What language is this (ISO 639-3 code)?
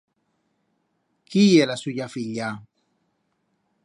arg